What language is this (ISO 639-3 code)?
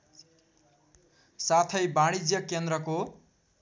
nep